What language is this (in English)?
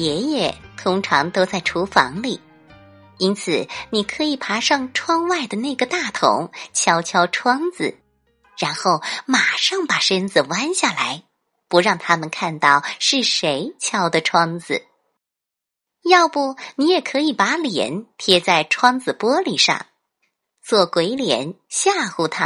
Chinese